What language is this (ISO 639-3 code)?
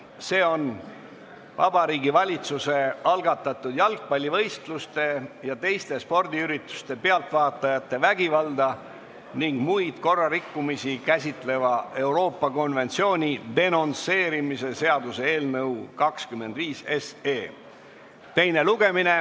est